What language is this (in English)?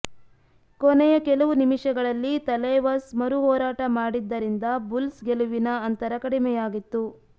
Kannada